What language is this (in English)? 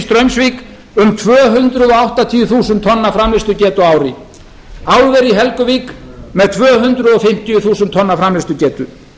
Icelandic